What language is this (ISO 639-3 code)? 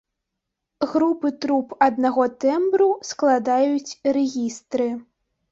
bel